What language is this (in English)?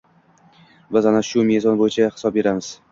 Uzbek